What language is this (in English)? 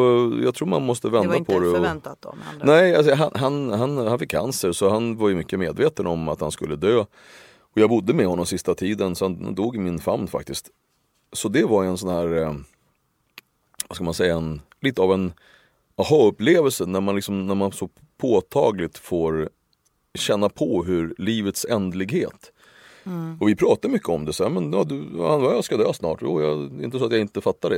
Swedish